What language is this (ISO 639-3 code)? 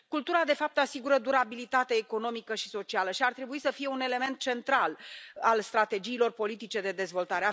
ron